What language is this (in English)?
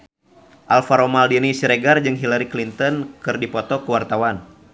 Sundanese